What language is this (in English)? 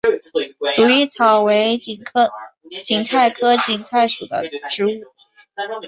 Chinese